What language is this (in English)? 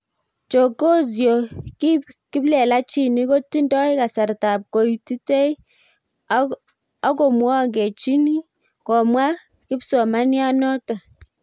Kalenjin